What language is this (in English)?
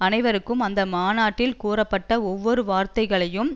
Tamil